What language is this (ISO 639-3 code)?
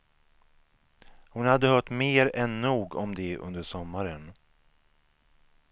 swe